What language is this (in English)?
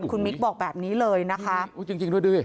Thai